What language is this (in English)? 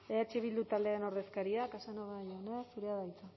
Basque